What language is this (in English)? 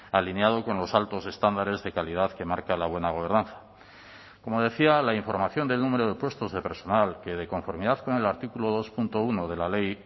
Spanish